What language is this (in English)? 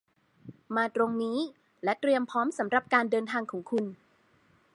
Thai